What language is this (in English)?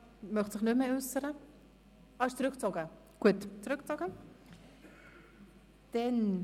Swiss German